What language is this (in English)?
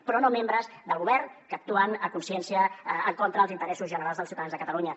Catalan